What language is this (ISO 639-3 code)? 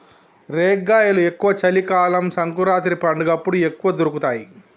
tel